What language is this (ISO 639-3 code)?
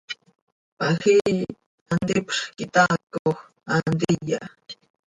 sei